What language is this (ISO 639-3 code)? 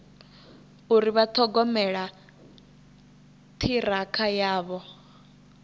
ven